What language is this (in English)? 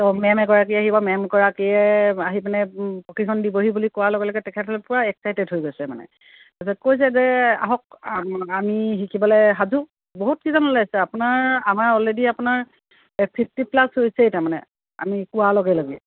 Assamese